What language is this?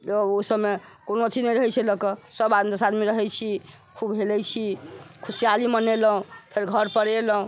Maithili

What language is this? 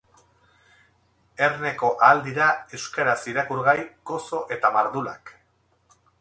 Basque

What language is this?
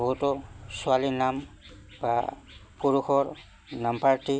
Assamese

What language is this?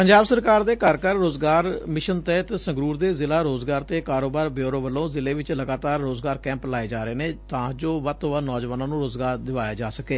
Punjabi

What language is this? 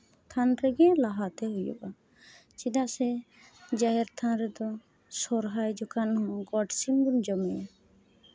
Santali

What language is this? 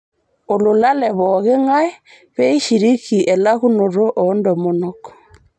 Masai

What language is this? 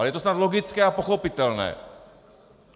Czech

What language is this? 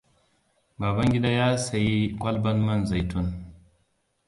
Hausa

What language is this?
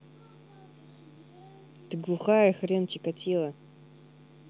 Russian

